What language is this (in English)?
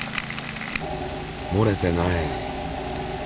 Japanese